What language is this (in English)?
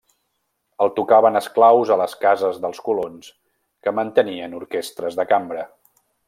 Catalan